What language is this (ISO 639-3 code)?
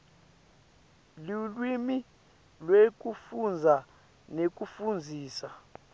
ssw